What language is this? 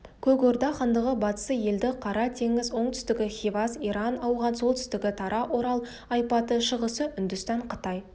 Kazakh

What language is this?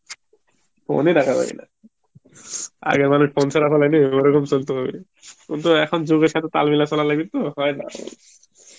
Bangla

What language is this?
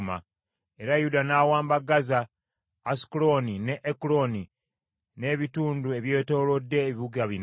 Ganda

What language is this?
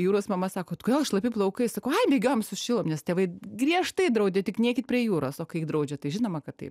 Lithuanian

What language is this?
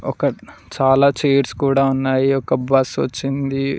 Telugu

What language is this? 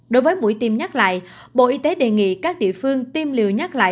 Vietnamese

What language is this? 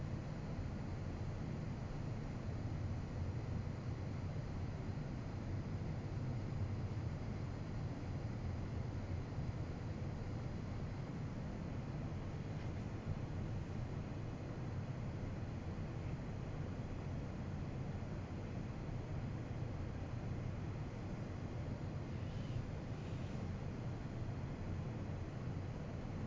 English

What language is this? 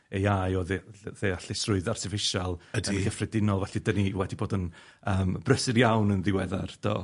Welsh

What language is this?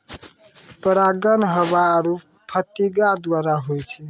Maithili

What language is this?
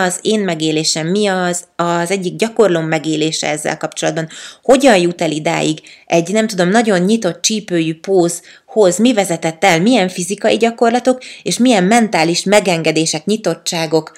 Hungarian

